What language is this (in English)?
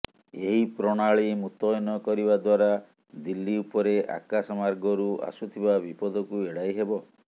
Odia